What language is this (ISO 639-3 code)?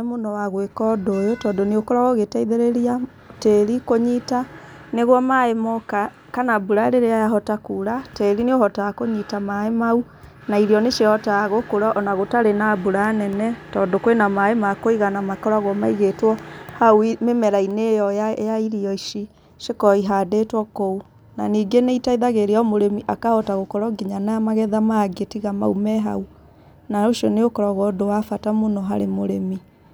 kik